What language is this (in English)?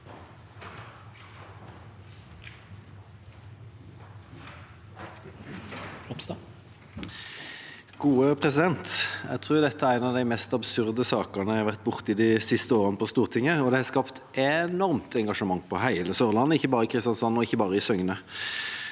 Norwegian